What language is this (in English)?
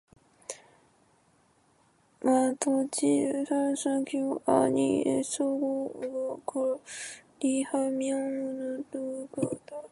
Korean